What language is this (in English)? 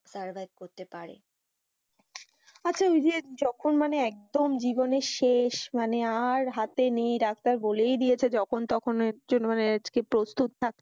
Bangla